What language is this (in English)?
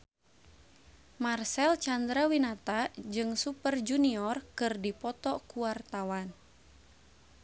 Sundanese